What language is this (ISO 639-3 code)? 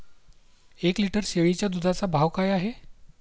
mar